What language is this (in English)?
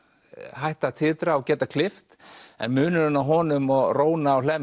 Icelandic